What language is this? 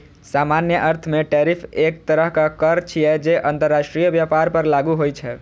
Maithili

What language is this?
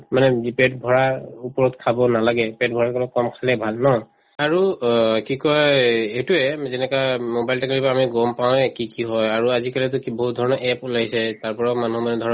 Assamese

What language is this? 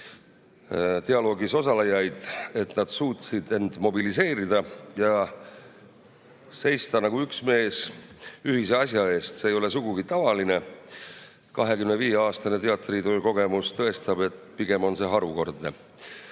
Estonian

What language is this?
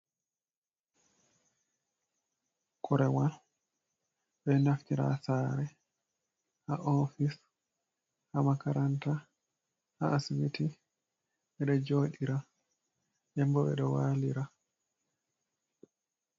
Fula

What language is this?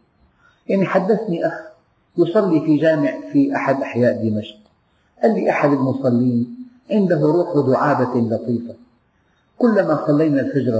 Arabic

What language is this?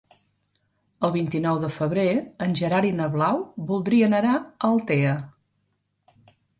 Catalan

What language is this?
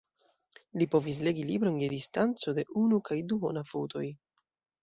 Esperanto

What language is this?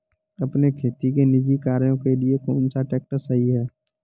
Hindi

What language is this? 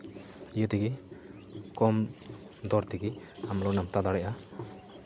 Santali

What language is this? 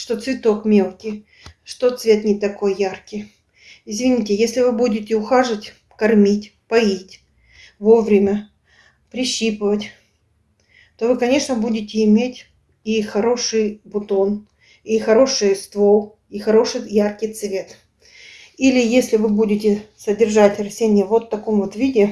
Russian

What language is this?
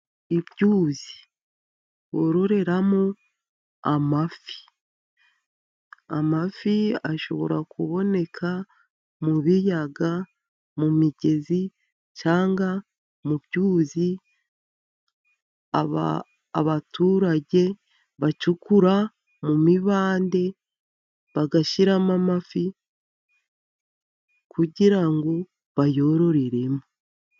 Kinyarwanda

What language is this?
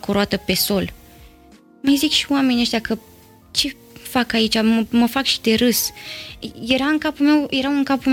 Romanian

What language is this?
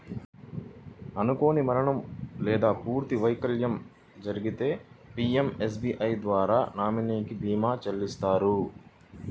Telugu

